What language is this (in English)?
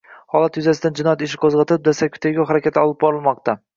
Uzbek